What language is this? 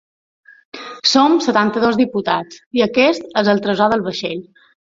Catalan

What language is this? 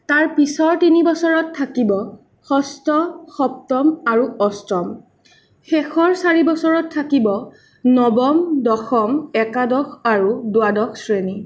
Assamese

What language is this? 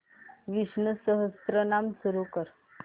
Marathi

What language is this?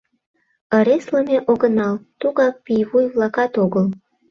Mari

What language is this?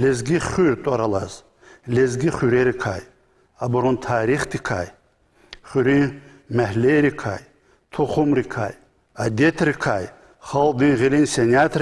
Russian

